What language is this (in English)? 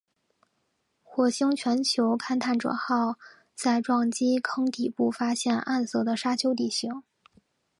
Chinese